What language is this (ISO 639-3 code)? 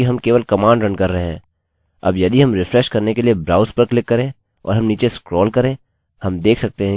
hin